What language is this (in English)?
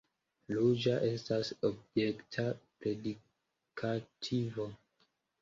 Esperanto